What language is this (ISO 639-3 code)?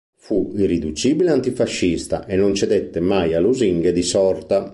ita